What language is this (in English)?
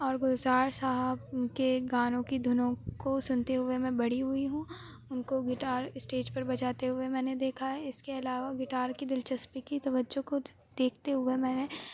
Urdu